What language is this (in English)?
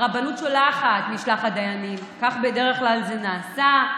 Hebrew